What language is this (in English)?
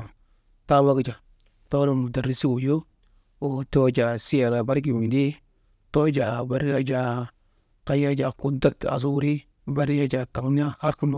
Maba